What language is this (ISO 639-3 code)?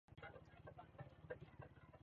swa